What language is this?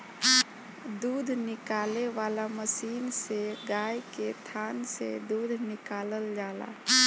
Bhojpuri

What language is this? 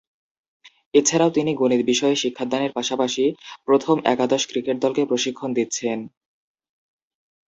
Bangla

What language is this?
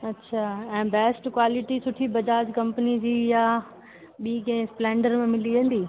Sindhi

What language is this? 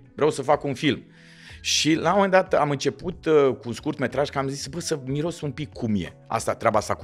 Romanian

